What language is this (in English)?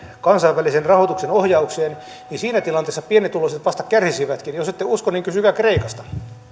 Finnish